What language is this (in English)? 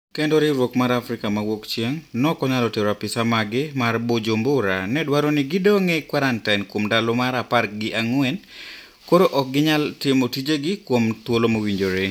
Luo (Kenya and Tanzania)